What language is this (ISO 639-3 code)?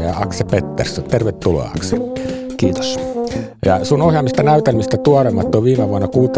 fin